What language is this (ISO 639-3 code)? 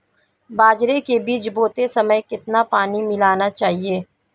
hin